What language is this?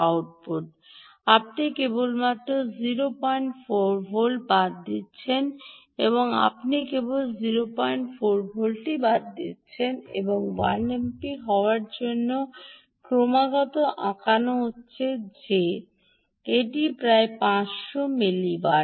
Bangla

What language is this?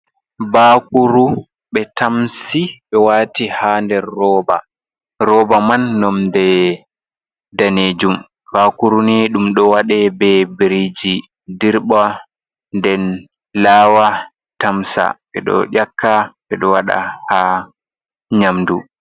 Fula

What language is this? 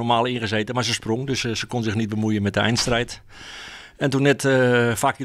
Dutch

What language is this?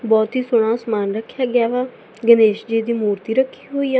Punjabi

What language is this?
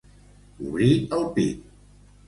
Catalan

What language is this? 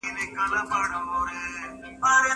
Pashto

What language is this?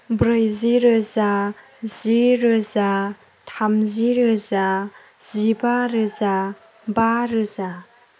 Bodo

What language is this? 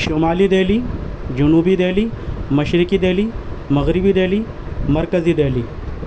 Urdu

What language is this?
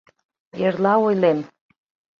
Mari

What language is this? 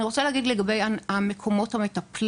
Hebrew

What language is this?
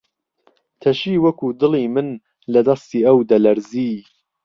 Central Kurdish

